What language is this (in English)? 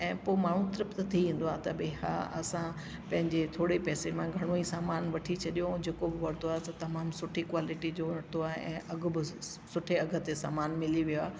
Sindhi